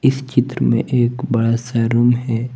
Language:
Hindi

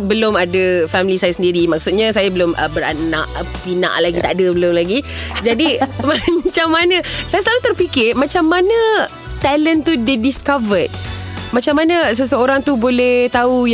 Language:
Malay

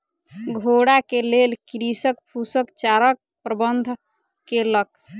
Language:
Maithili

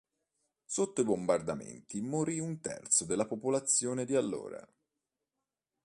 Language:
Italian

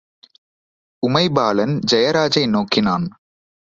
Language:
Tamil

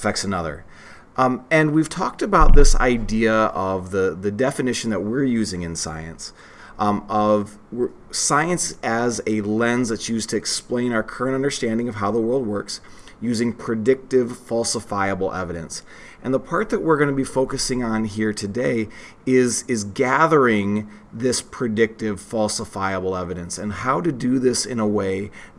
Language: English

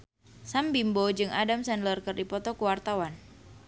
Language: Sundanese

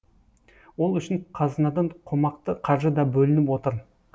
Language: Kazakh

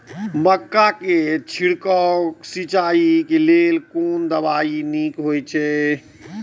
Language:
Maithili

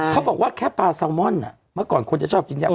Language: Thai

